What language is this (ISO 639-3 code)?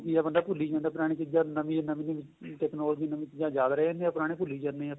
pan